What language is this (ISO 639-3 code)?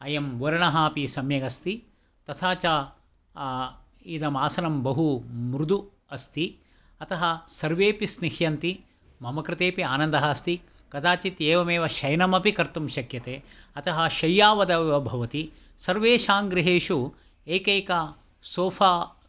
san